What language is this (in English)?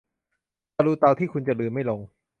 Thai